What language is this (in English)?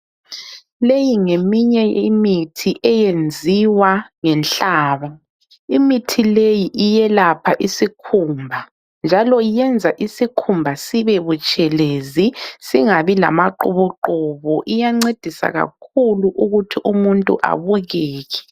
North Ndebele